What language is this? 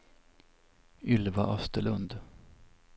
Swedish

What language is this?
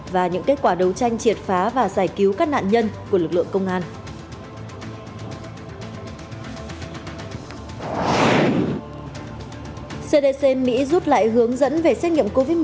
Vietnamese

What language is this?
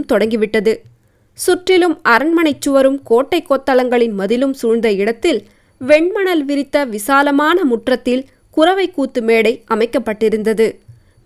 Tamil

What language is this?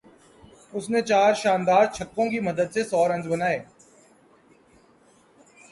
Urdu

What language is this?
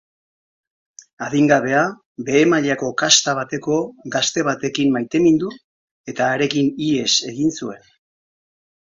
Basque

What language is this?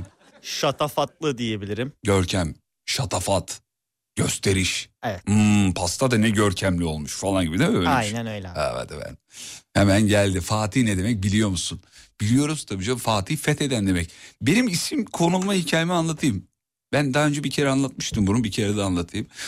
Turkish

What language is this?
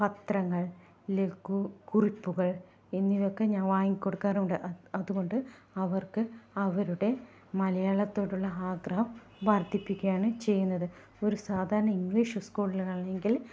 Malayalam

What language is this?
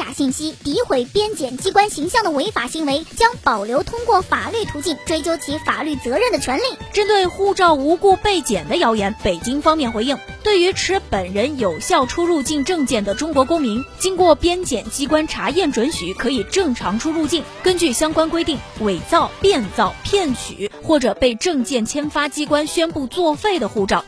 Chinese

